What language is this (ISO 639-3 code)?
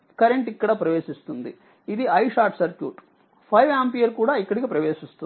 tel